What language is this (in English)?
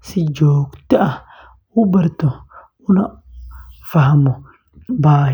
Somali